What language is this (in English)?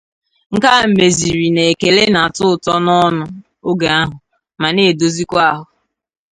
Igbo